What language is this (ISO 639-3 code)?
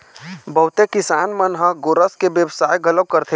hne